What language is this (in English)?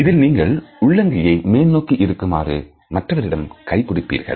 Tamil